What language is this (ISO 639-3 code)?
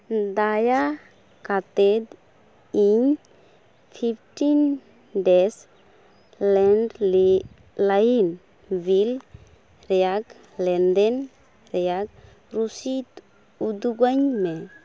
sat